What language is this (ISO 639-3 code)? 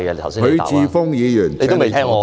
yue